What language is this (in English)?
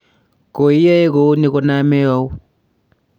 Kalenjin